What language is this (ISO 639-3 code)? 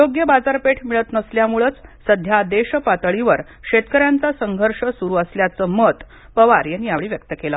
mar